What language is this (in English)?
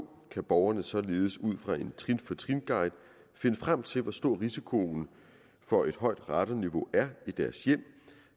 Danish